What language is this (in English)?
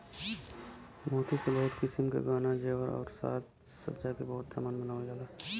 Bhojpuri